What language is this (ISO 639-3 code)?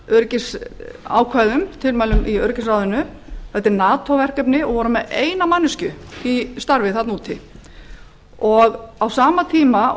isl